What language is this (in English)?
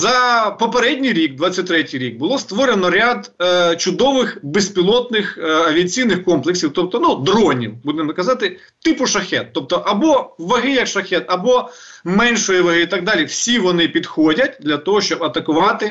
Ukrainian